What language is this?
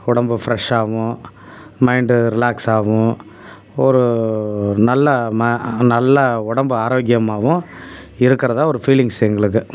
Tamil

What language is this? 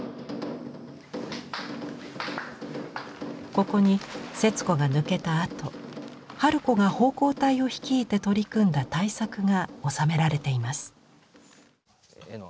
Japanese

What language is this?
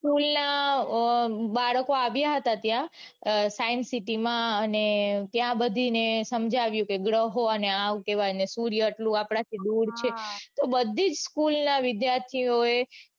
Gujarati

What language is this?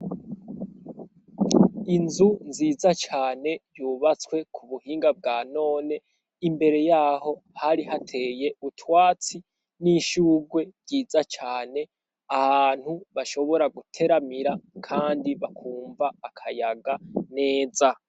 Rundi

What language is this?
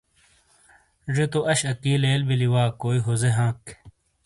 Shina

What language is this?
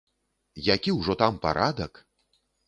Belarusian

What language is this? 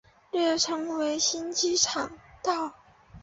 Chinese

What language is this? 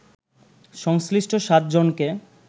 Bangla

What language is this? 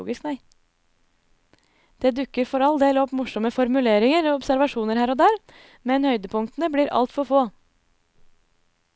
Norwegian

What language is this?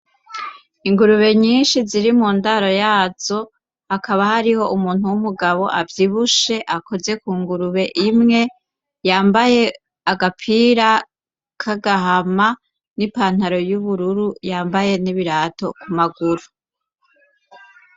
Rundi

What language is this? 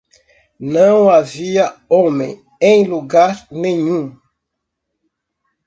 Portuguese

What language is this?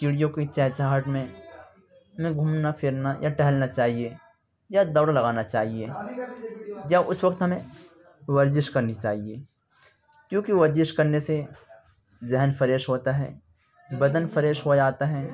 Urdu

